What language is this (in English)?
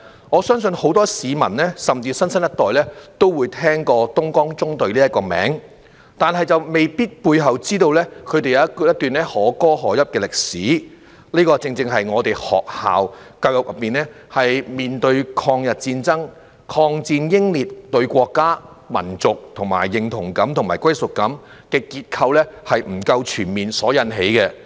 Cantonese